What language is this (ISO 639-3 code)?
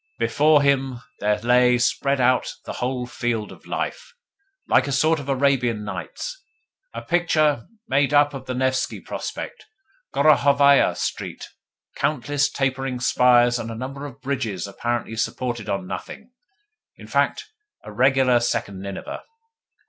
eng